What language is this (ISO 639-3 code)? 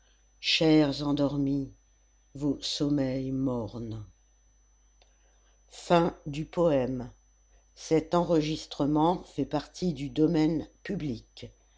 fra